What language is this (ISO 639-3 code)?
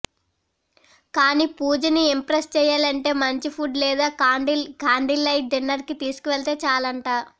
tel